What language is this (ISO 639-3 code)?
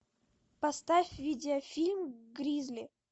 rus